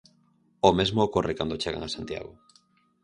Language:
Galician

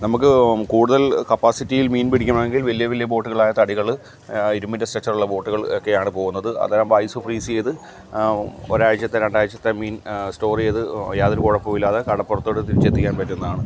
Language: Malayalam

